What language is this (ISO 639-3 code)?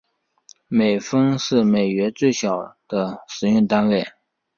zho